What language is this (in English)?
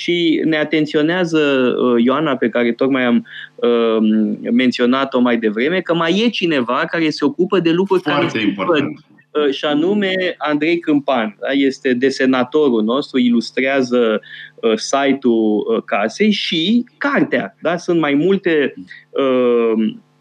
Romanian